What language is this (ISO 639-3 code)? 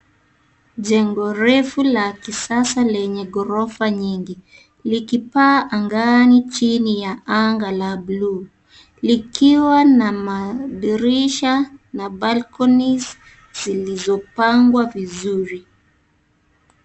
swa